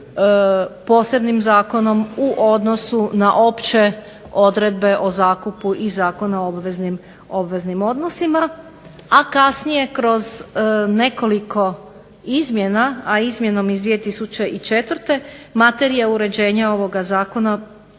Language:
Croatian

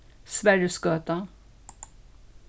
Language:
Faroese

